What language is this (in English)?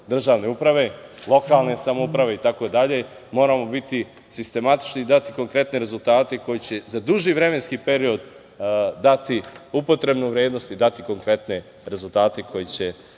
Serbian